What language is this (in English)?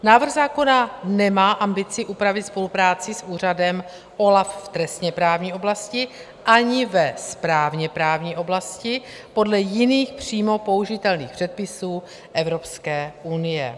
Czech